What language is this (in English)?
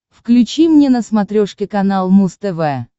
Russian